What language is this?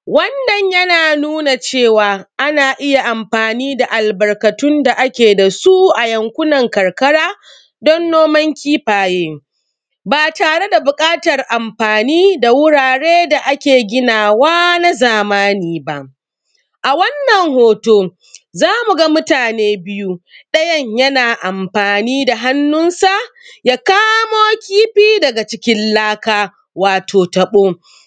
Hausa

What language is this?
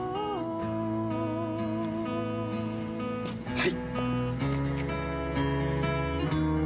Japanese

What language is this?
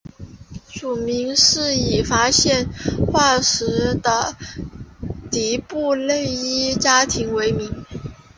Chinese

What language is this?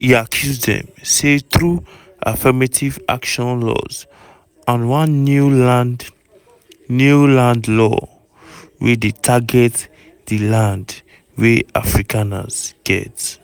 Nigerian Pidgin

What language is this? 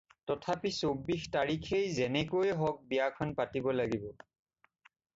Assamese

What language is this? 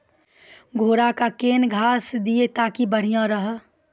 Maithili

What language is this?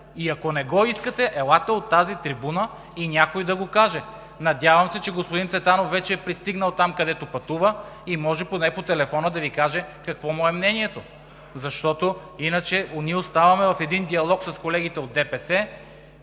Bulgarian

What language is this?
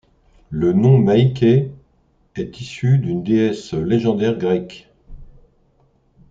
French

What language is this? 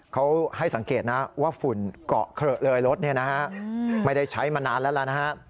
Thai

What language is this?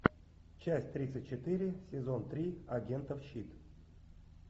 Russian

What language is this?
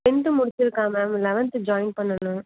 Tamil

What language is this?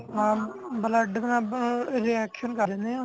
Punjabi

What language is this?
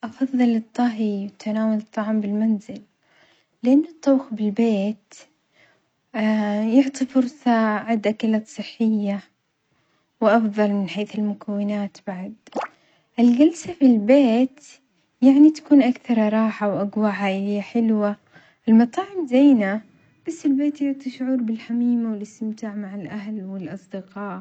Omani Arabic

